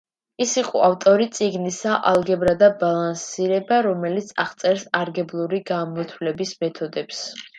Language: Georgian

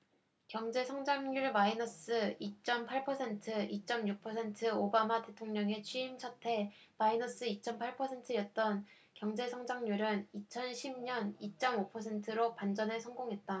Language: Korean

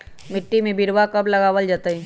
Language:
Magahi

